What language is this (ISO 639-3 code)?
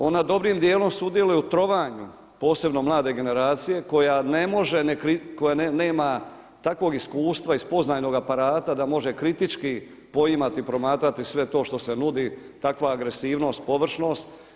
hrv